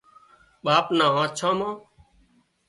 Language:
Wadiyara Koli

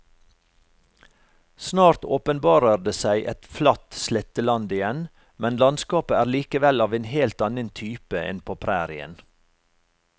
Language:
Norwegian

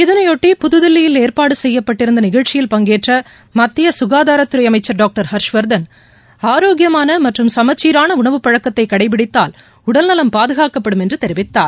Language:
Tamil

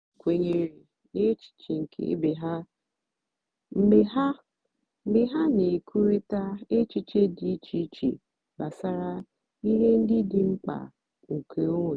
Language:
Igbo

